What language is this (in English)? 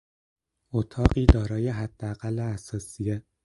Persian